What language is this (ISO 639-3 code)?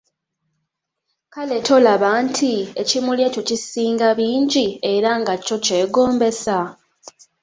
lug